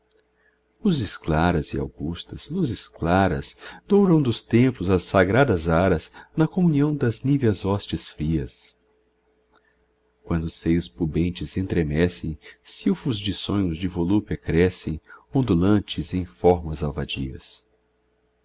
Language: Portuguese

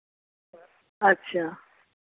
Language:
Dogri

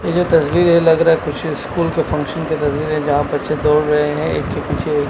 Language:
Hindi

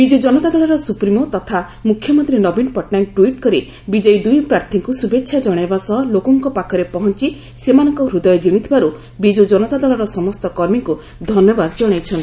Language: Odia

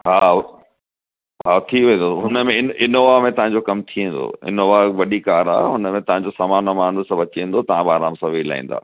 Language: Sindhi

